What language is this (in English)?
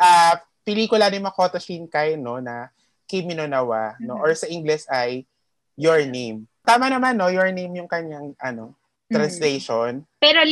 Filipino